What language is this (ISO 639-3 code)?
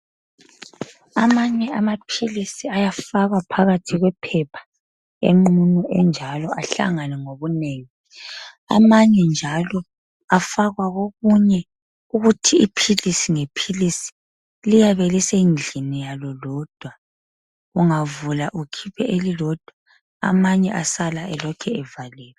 nde